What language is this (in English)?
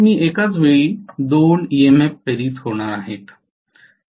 Marathi